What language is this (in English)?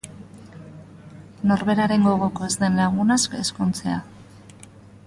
Basque